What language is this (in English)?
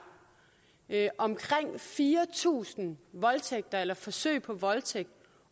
Danish